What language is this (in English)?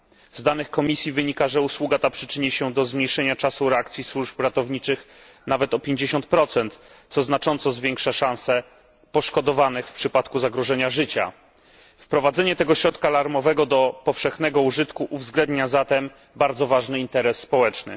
Polish